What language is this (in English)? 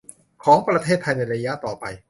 Thai